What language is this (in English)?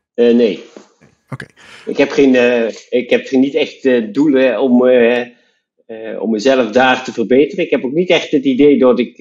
Dutch